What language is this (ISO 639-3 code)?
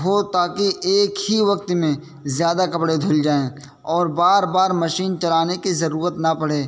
urd